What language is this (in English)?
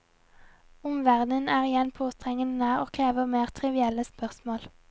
Norwegian